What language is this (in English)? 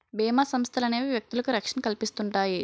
Telugu